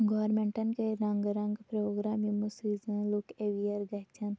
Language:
Kashmiri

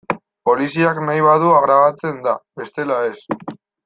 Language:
Basque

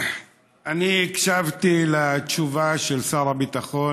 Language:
Hebrew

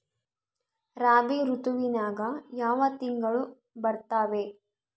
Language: Kannada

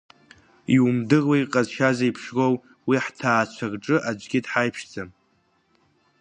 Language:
Abkhazian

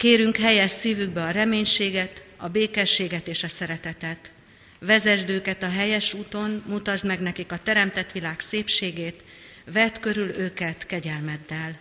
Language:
Hungarian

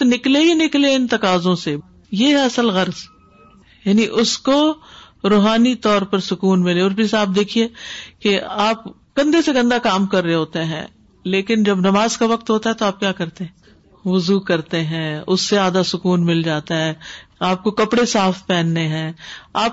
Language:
Urdu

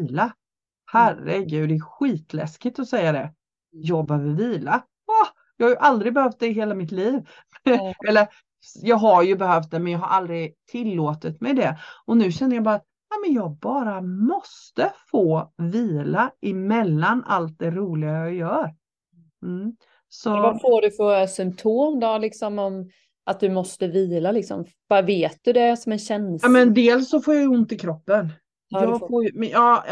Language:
Swedish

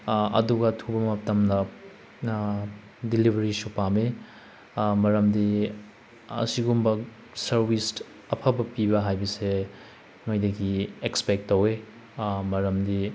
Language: Manipuri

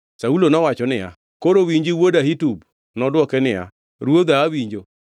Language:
Luo (Kenya and Tanzania)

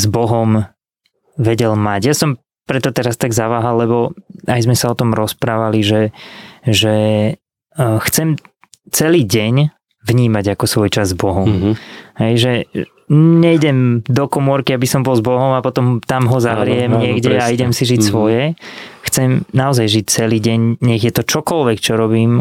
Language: Slovak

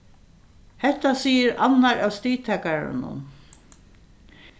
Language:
Faroese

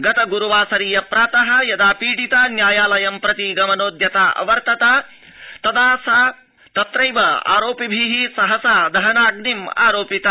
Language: Sanskrit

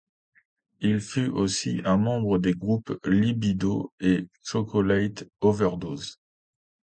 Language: French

